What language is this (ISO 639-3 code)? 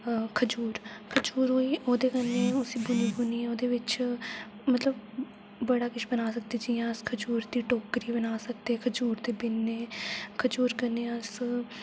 doi